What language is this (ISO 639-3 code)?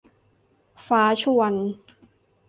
tha